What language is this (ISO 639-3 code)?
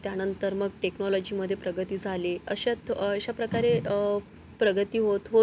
mar